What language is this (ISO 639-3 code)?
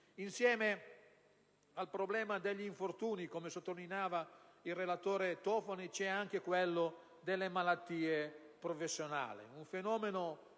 ita